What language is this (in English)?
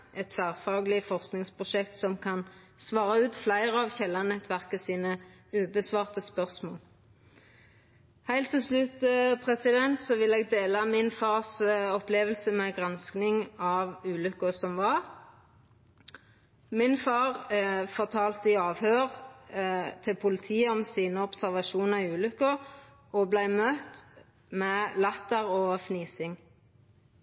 Norwegian Nynorsk